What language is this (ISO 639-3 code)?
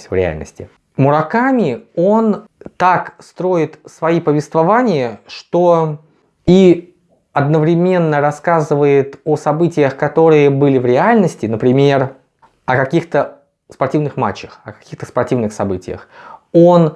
rus